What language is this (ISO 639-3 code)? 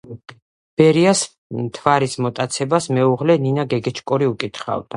kat